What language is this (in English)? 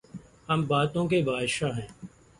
Urdu